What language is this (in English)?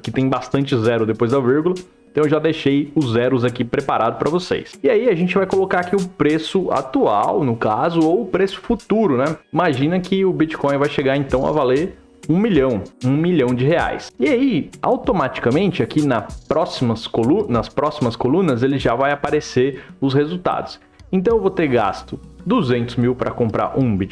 Portuguese